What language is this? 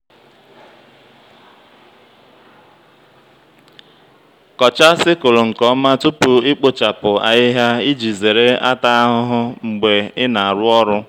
Igbo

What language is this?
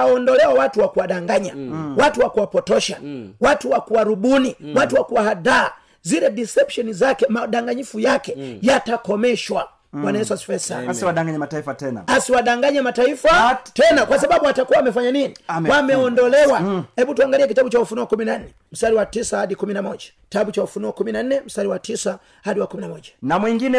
Swahili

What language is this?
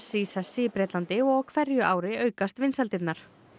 Icelandic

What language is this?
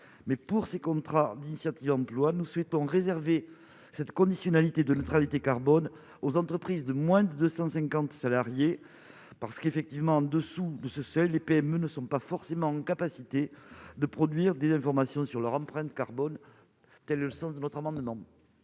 French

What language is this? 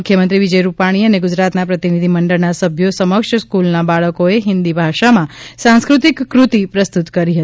Gujarati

